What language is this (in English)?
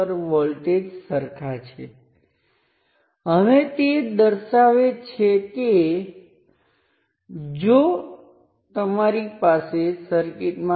Gujarati